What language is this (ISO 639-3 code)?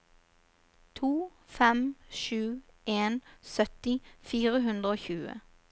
nor